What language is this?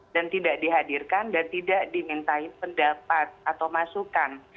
Indonesian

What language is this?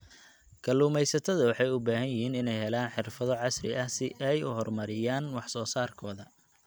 Somali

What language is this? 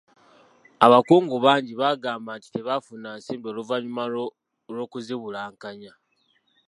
Ganda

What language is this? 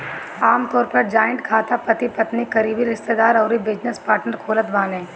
Bhojpuri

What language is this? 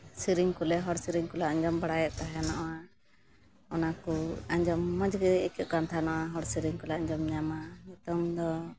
Santali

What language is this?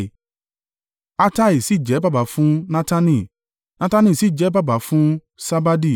Yoruba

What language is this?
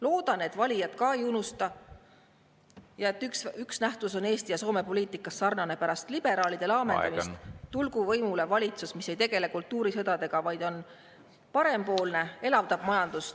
Estonian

